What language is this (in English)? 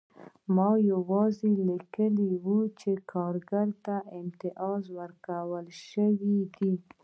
Pashto